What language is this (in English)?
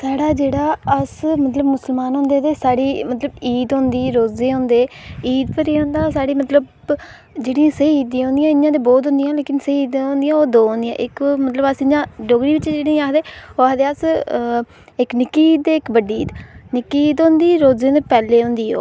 Dogri